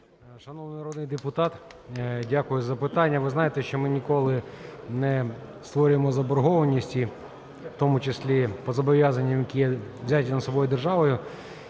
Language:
Ukrainian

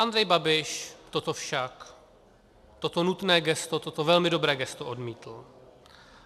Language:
Czech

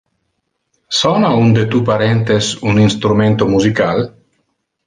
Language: Interlingua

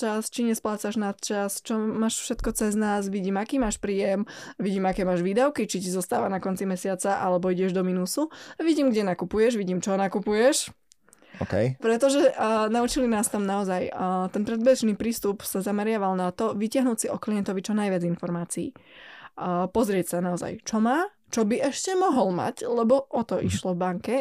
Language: Slovak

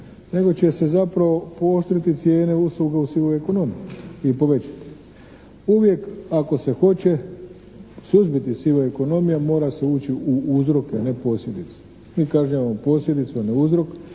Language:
Croatian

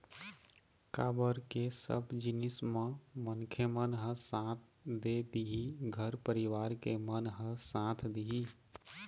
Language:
Chhattisgarhi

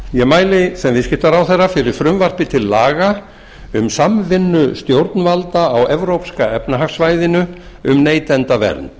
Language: Icelandic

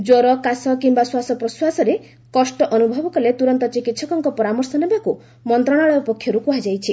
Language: Odia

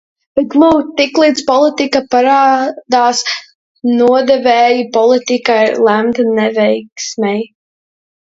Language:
Latvian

